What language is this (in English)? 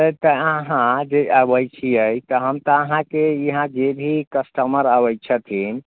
Maithili